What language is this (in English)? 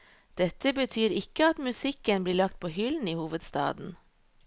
Norwegian